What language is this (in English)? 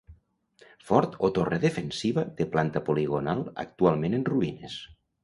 Catalan